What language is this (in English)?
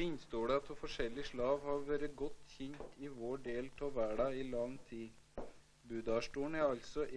Norwegian